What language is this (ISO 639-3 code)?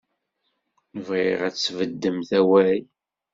kab